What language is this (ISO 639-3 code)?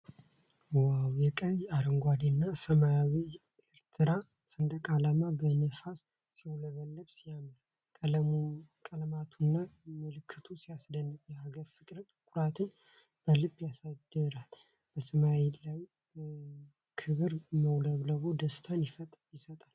amh